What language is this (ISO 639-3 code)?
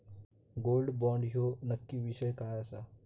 mar